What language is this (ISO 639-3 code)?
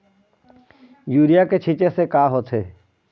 hne